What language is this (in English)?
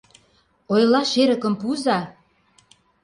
Mari